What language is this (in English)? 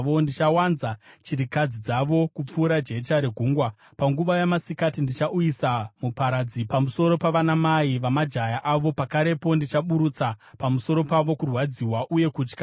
Shona